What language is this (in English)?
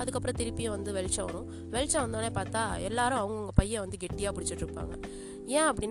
Tamil